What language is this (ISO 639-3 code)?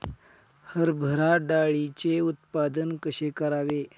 mar